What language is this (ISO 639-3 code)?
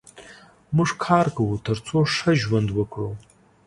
pus